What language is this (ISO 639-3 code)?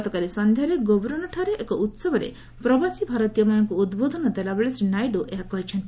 ori